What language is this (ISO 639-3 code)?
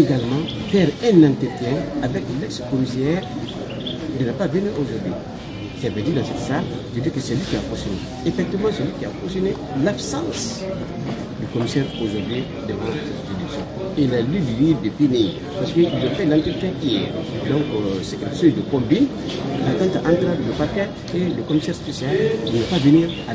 fra